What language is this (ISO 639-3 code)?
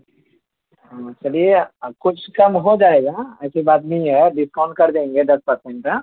urd